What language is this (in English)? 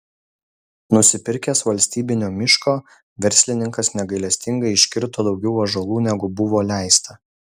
Lithuanian